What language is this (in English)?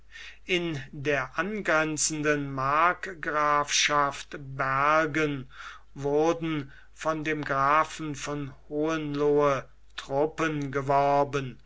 German